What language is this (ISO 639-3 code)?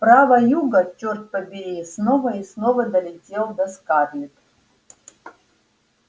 rus